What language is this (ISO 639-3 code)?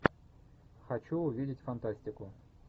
rus